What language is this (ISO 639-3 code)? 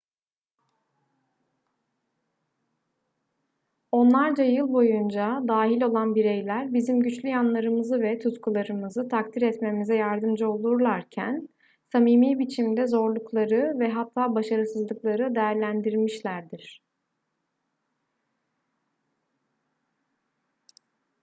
tur